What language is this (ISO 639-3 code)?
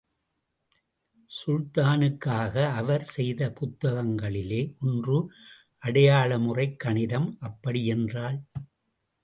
tam